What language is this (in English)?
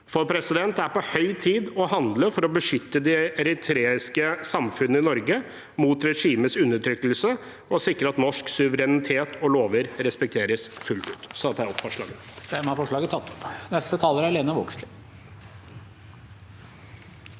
Norwegian